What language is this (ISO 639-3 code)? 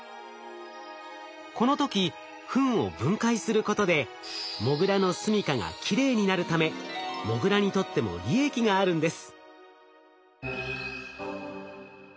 jpn